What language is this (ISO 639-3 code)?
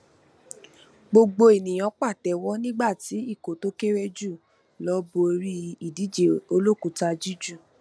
yor